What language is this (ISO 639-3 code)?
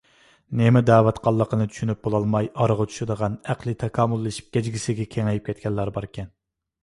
uig